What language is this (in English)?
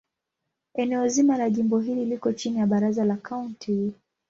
Swahili